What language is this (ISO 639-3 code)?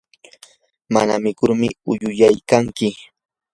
qur